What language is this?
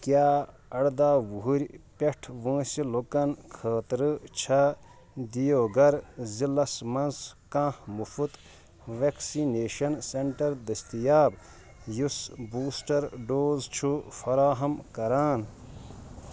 Kashmiri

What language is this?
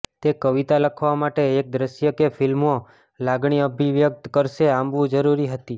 Gujarati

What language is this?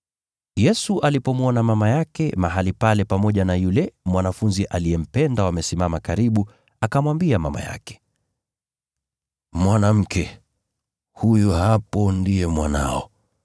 Swahili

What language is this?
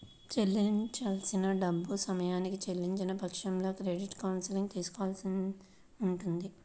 Telugu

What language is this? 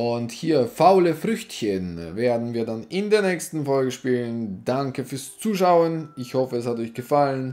German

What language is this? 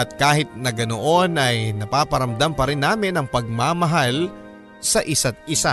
Filipino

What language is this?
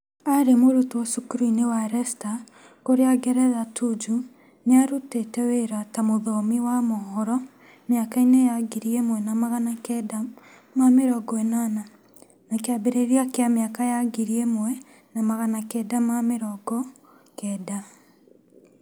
Kikuyu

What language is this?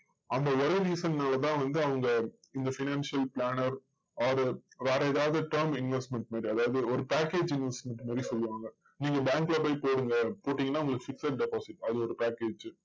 Tamil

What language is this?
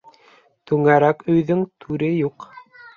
Bashkir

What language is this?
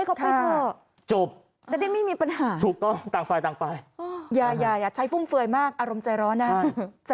Thai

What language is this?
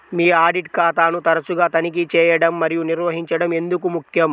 Telugu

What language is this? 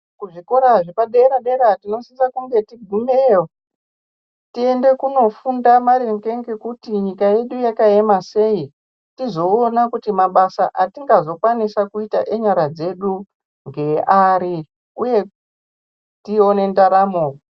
Ndau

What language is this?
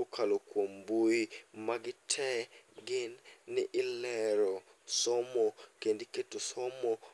Luo (Kenya and Tanzania)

